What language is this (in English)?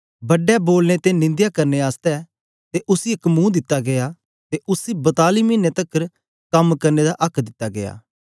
Dogri